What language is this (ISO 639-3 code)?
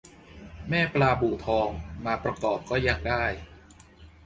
tha